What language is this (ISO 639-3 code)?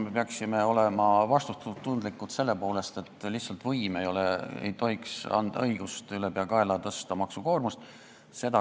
est